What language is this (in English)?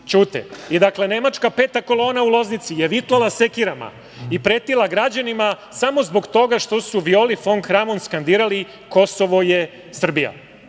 Serbian